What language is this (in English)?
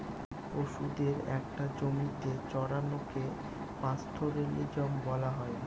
Bangla